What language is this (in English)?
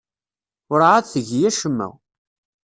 Kabyle